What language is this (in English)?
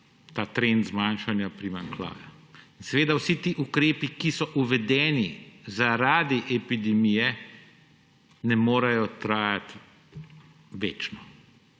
Slovenian